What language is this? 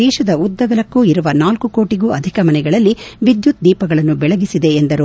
Kannada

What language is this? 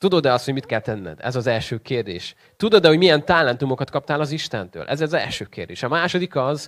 Hungarian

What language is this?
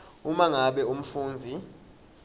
Swati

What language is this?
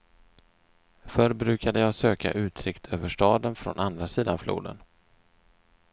Swedish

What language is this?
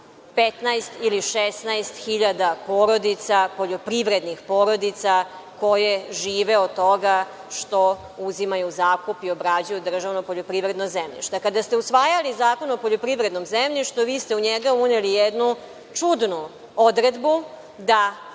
Serbian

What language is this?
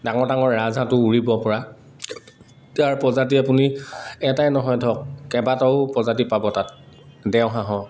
Assamese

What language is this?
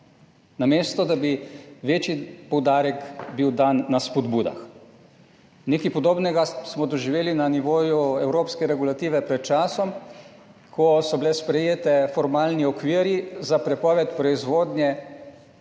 Slovenian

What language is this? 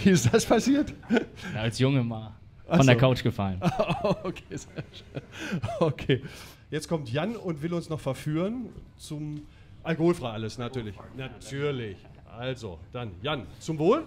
German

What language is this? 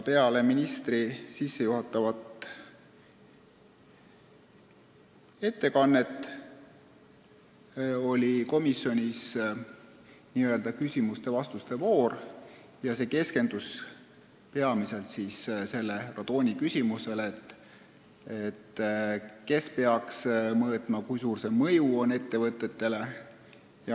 Estonian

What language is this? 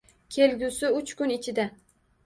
Uzbek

